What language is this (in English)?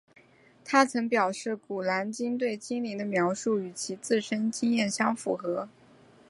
Chinese